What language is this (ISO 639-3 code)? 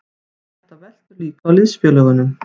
isl